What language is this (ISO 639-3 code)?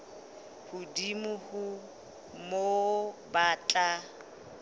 sot